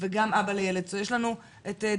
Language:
Hebrew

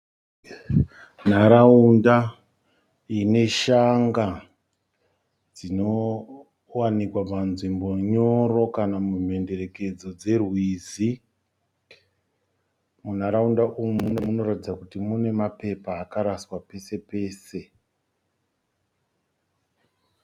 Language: Shona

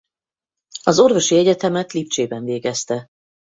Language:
Hungarian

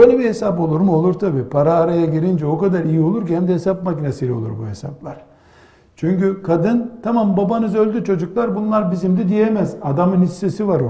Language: Turkish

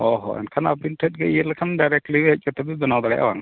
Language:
Santali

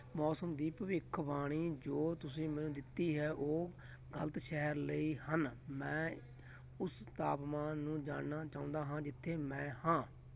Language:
Punjabi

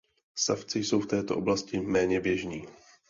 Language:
Czech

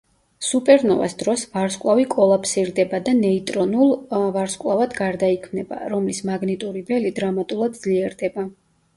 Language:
Georgian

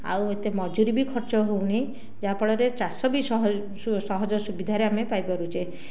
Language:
Odia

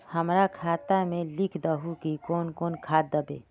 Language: Magahi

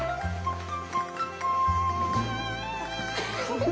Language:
Japanese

